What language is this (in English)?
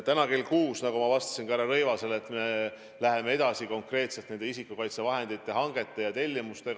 Estonian